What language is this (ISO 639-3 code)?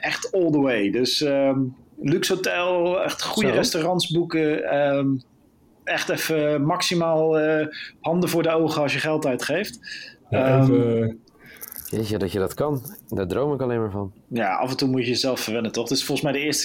nld